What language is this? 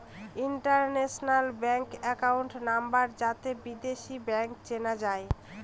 Bangla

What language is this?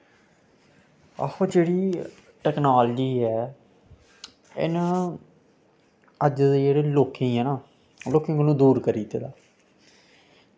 Dogri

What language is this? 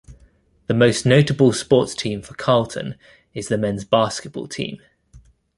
English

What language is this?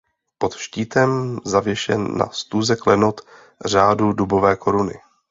Czech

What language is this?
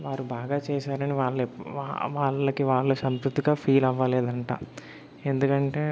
Telugu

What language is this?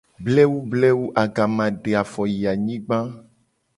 Gen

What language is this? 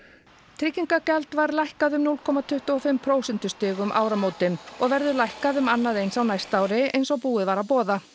Icelandic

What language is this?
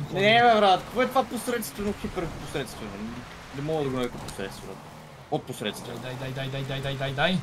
Bulgarian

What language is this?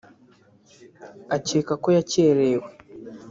Kinyarwanda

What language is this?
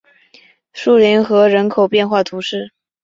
Chinese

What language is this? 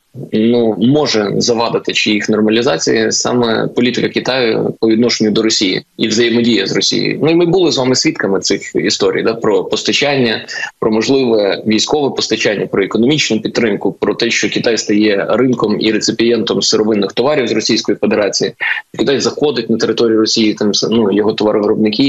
Ukrainian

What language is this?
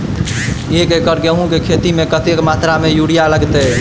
Maithili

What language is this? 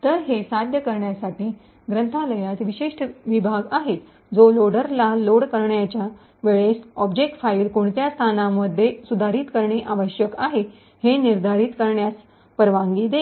Marathi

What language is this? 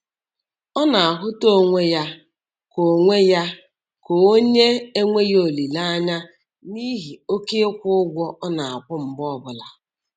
Igbo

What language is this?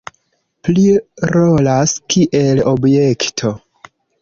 Esperanto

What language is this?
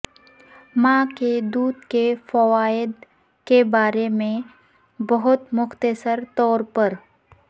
Urdu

